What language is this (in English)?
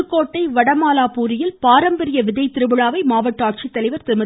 Tamil